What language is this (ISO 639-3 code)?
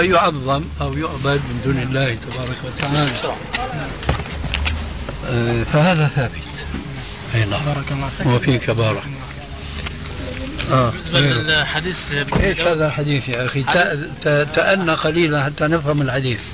ara